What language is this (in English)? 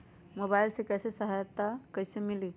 Magahi